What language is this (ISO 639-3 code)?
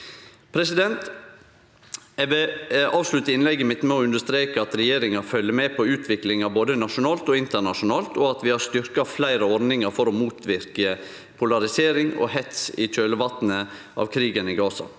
nor